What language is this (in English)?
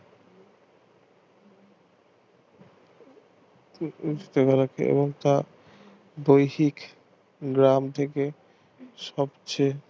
Bangla